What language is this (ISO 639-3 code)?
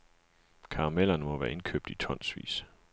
dan